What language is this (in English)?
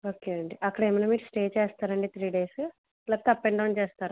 Telugu